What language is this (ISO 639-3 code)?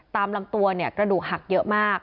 tha